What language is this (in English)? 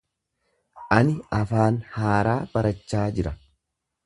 Oromo